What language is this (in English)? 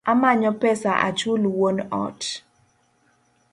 Luo (Kenya and Tanzania)